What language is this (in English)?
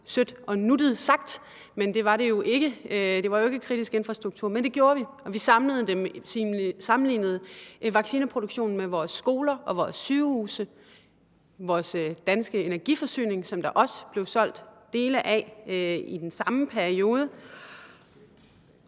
Danish